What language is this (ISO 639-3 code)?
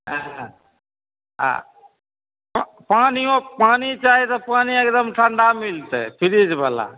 mai